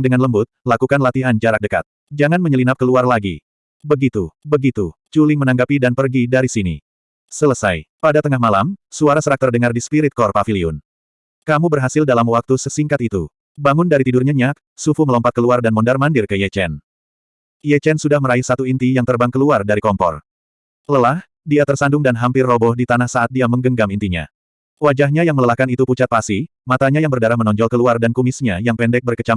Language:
Indonesian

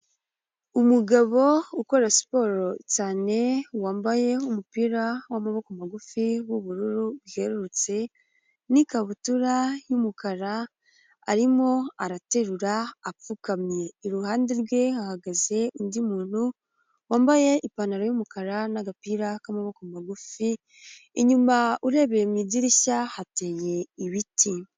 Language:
Kinyarwanda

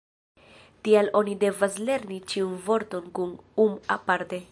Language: Esperanto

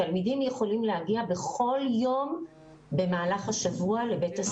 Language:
Hebrew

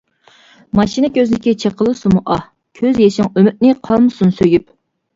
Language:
Uyghur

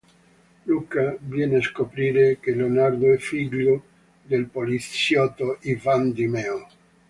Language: Italian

